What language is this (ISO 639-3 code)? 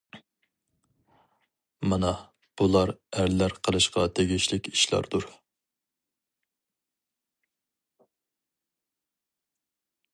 uig